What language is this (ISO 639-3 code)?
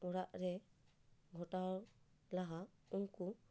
sat